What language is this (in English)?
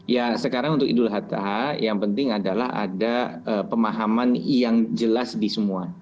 Indonesian